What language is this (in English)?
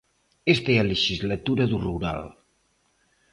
Galician